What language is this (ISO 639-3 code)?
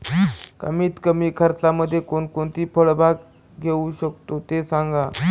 mar